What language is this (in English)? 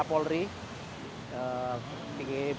Indonesian